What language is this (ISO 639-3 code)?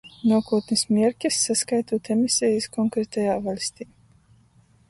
ltg